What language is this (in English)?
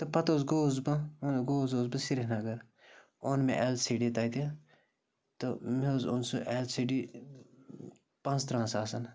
Kashmiri